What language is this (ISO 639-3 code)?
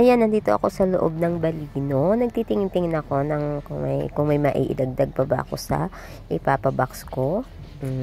fil